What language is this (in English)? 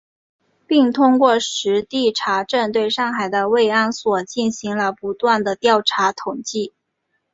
Chinese